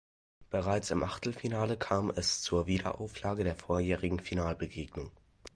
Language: German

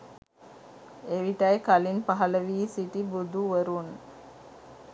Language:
Sinhala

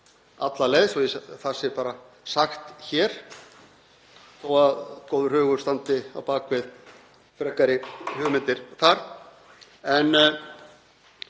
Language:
Icelandic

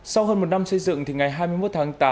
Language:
Vietnamese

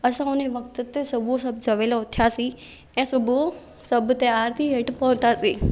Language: Sindhi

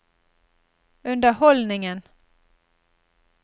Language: Norwegian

